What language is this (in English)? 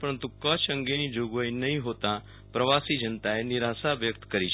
Gujarati